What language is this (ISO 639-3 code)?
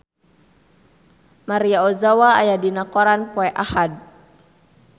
sun